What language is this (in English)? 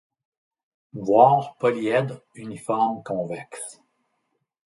French